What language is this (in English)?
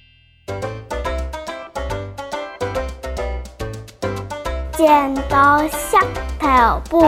Chinese